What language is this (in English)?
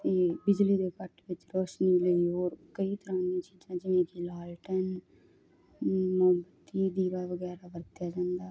Punjabi